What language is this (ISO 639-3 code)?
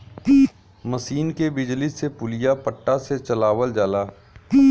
bho